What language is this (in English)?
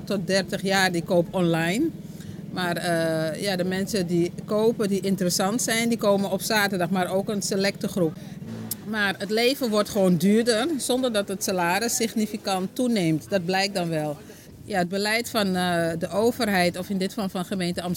Dutch